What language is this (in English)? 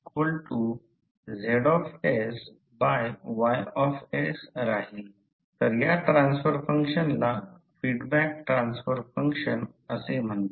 Marathi